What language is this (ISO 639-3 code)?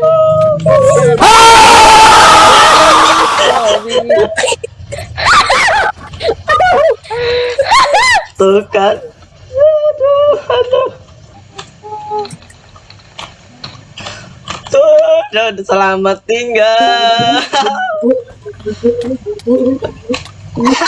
ind